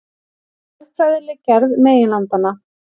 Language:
Icelandic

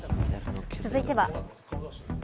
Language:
Japanese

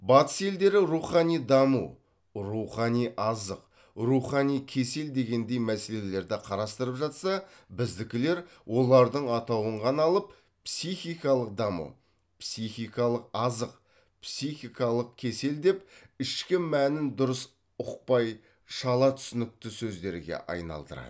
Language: Kazakh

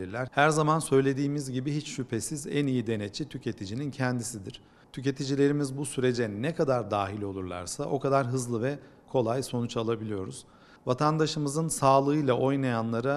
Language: Turkish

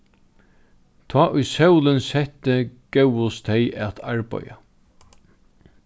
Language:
Faroese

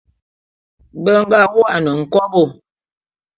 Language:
Bulu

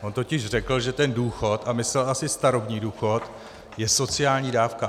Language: Czech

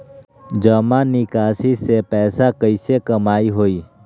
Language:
Magahi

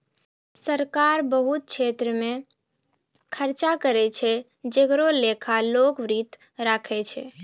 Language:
Maithili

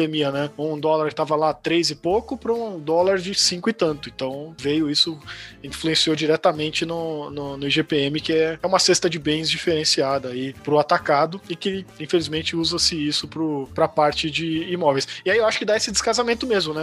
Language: Portuguese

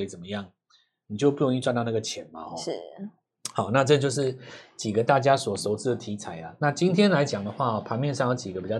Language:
Chinese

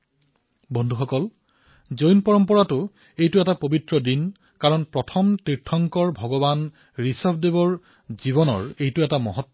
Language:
Assamese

